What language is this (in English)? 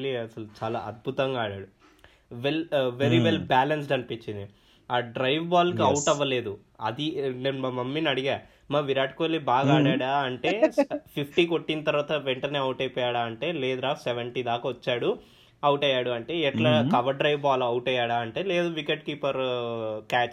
Telugu